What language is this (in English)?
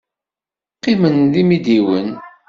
Kabyle